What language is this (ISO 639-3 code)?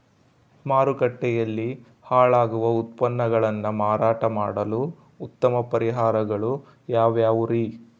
kan